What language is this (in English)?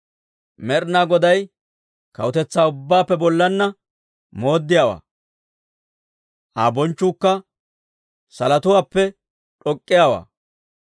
Dawro